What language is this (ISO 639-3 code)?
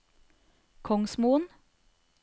nor